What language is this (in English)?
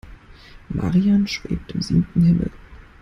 German